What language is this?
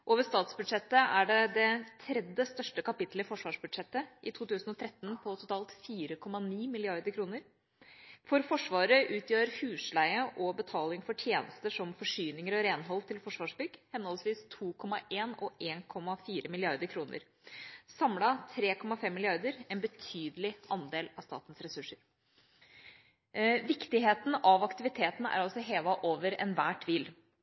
Norwegian Bokmål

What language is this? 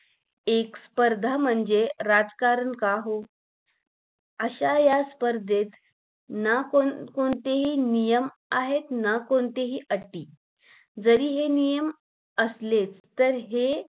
Marathi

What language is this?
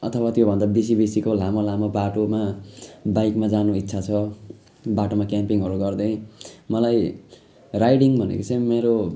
Nepali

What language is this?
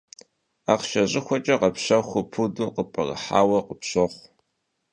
Kabardian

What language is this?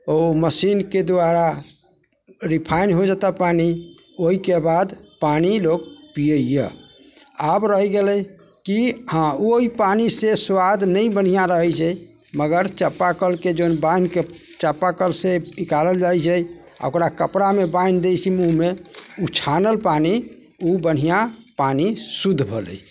Maithili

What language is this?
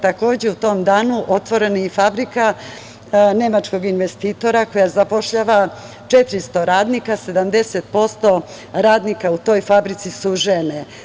Serbian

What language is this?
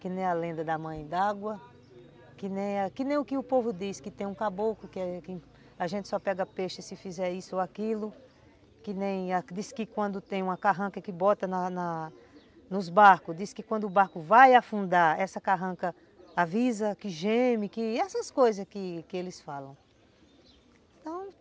Portuguese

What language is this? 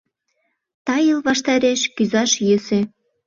Mari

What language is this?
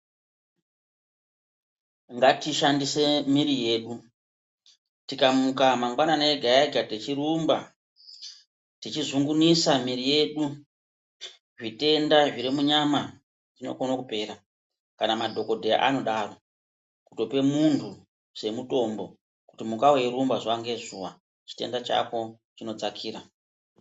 Ndau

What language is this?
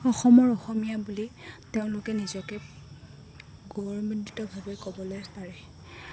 Assamese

